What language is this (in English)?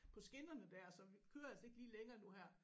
Danish